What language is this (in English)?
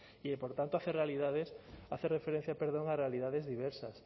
Spanish